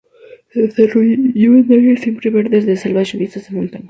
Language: Spanish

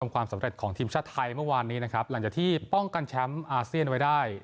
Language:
Thai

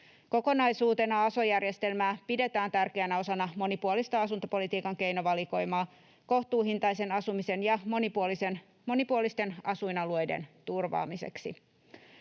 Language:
Finnish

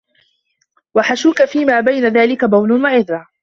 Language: Arabic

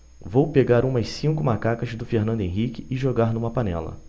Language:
Portuguese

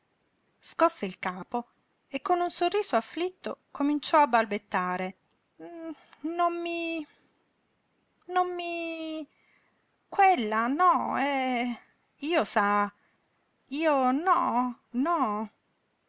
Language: Italian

